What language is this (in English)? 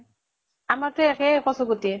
Assamese